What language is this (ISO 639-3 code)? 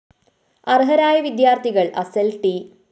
mal